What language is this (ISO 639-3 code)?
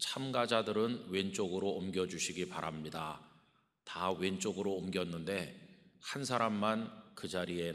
kor